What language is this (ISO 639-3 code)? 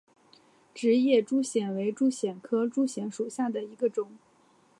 zho